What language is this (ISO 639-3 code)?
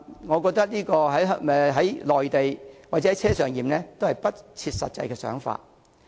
yue